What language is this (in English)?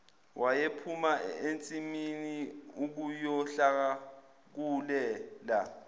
Zulu